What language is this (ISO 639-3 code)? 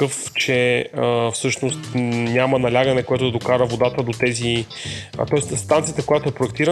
bul